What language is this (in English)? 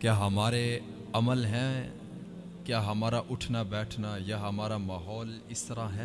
Urdu